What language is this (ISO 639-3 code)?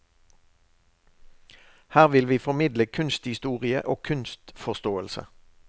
nor